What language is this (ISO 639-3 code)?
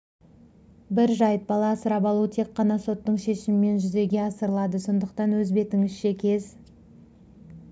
kaz